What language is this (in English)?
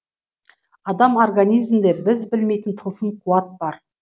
Kazakh